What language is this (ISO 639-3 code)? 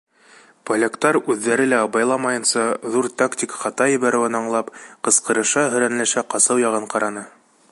bak